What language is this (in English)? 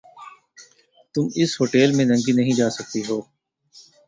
Urdu